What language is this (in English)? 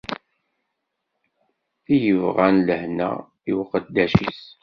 Kabyle